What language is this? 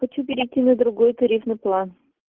Russian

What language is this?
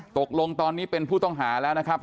Thai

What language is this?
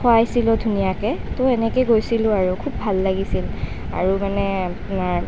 Assamese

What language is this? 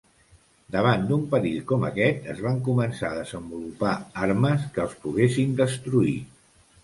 Catalan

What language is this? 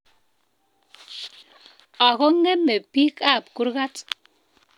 Kalenjin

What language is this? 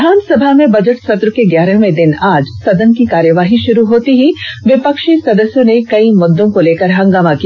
Hindi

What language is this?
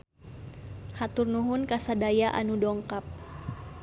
Sundanese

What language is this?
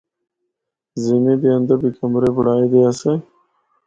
Northern Hindko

